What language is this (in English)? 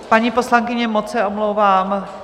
Czech